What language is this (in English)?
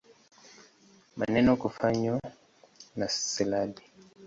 Swahili